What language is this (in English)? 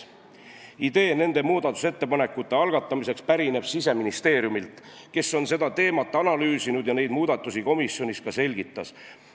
Estonian